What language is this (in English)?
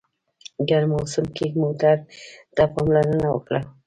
Pashto